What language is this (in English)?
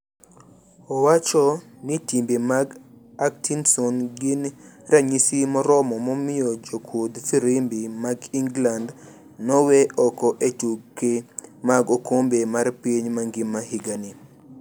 Luo (Kenya and Tanzania)